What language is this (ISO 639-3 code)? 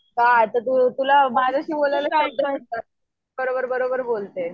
mar